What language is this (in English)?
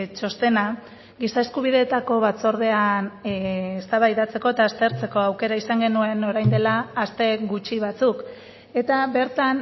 Basque